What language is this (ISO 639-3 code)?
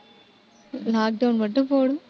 tam